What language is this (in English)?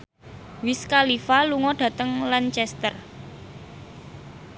Javanese